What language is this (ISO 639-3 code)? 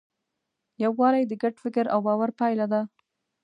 pus